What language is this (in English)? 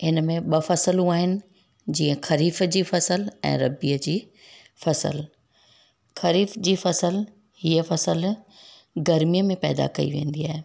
Sindhi